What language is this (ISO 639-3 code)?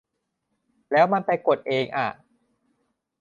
tha